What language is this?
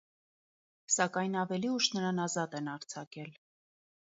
Armenian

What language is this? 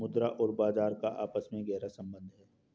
Hindi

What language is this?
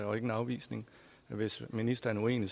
Danish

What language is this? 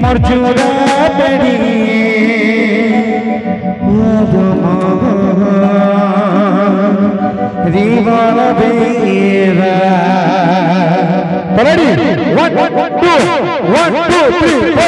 Arabic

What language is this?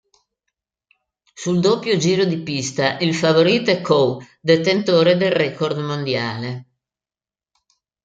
Italian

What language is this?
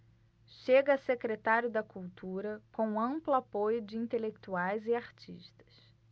Portuguese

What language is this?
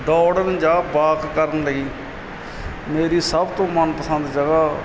Punjabi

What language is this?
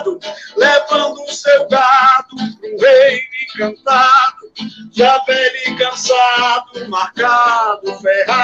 Portuguese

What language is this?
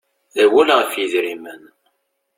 Kabyle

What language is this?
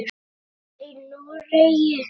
Icelandic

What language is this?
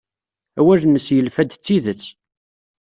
Kabyle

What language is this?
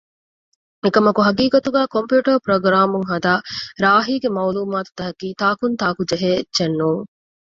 Divehi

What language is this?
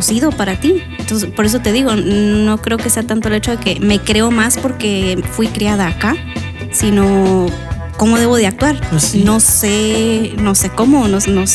Spanish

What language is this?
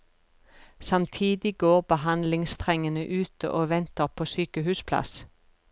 Norwegian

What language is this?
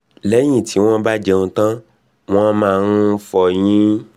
Yoruba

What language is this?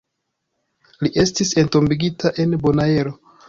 Esperanto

